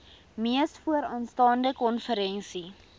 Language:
Afrikaans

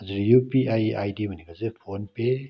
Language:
Nepali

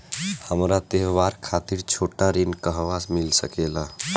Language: Bhojpuri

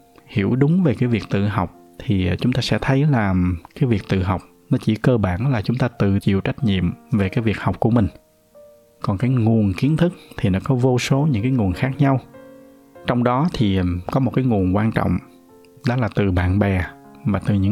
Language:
Vietnamese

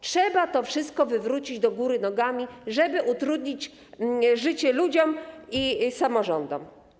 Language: Polish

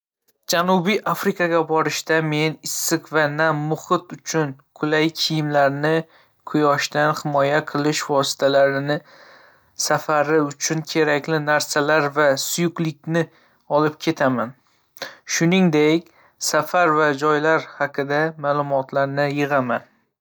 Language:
Uzbek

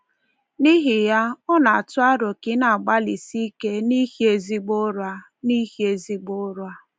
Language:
Igbo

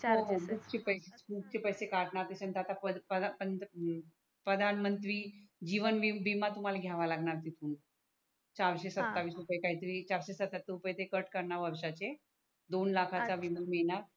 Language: Marathi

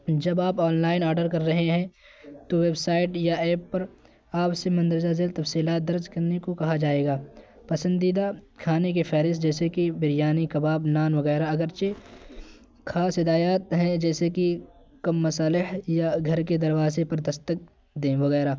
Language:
Urdu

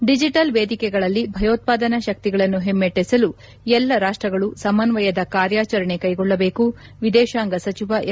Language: Kannada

